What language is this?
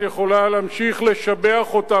Hebrew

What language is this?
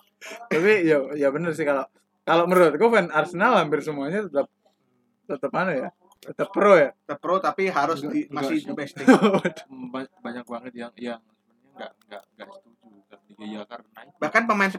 Indonesian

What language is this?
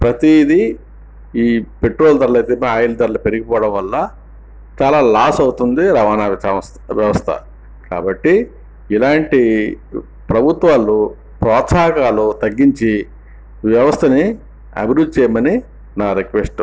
Telugu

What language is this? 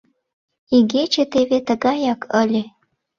Mari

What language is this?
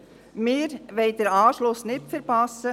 Swiss German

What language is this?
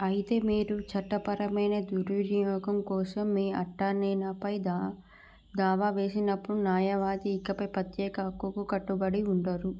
Telugu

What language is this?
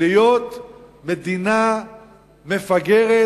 Hebrew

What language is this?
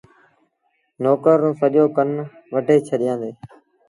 Sindhi Bhil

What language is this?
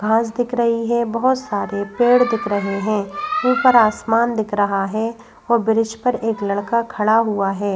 Hindi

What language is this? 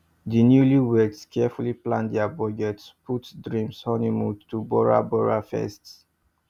Nigerian Pidgin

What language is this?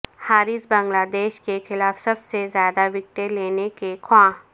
Urdu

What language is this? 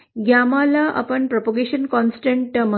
Marathi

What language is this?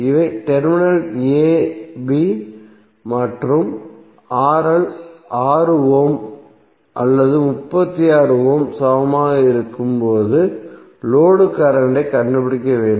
Tamil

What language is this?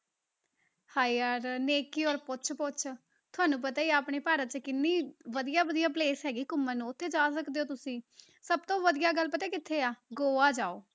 Punjabi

